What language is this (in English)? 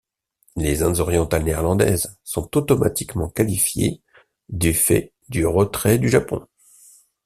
French